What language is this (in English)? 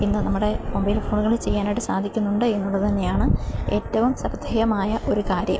Malayalam